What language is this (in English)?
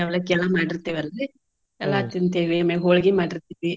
Kannada